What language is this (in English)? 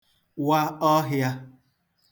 Igbo